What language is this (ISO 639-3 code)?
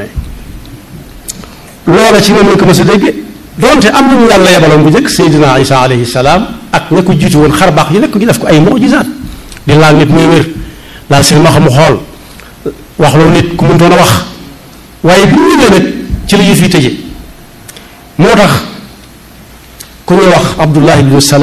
ara